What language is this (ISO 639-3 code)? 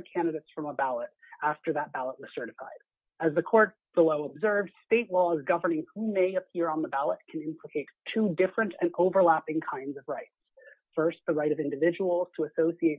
eng